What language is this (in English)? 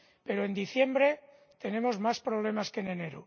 Spanish